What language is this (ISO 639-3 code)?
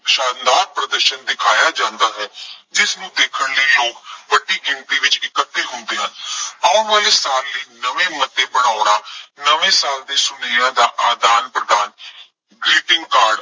pan